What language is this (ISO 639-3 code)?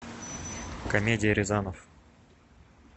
rus